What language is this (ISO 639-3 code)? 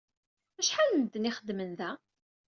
kab